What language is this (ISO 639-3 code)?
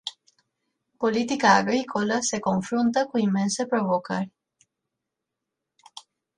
ron